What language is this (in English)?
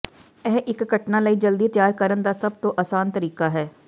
Punjabi